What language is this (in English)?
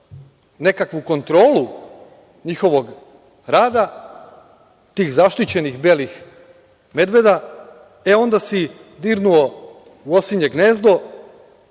Serbian